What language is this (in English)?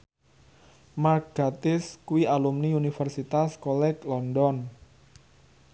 Javanese